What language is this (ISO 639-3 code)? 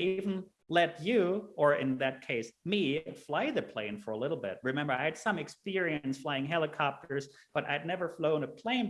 eng